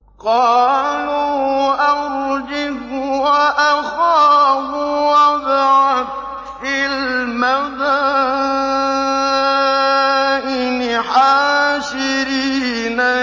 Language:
Arabic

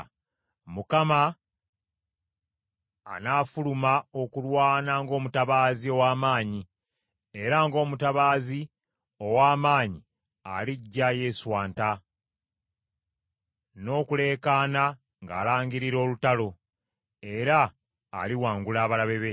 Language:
Ganda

